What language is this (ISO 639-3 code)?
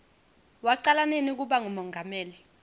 ssw